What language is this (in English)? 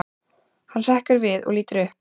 Icelandic